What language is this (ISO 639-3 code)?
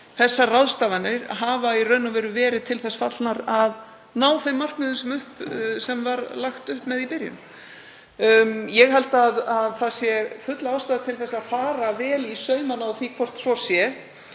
isl